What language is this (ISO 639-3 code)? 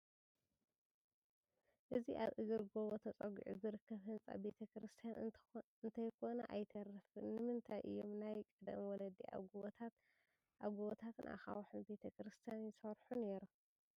tir